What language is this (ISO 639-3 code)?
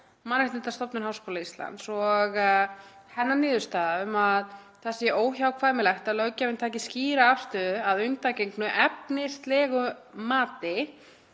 isl